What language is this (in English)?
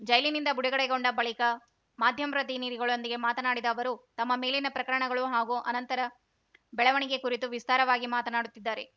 Kannada